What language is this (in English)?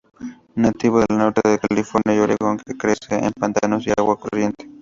Spanish